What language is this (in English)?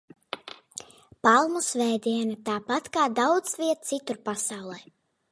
Latvian